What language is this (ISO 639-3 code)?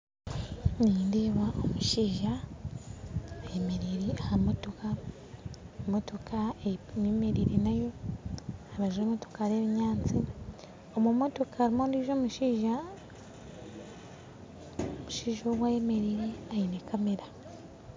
nyn